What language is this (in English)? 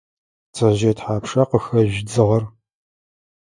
Adyghe